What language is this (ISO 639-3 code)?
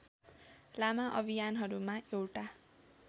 nep